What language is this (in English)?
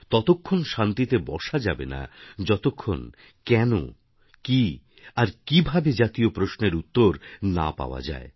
Bangla